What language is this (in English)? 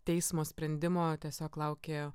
Lithuanian